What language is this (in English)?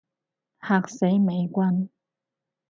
Cantonese